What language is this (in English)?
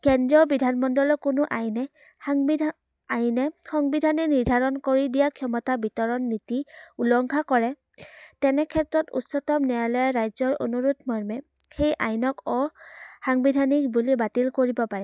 Assamese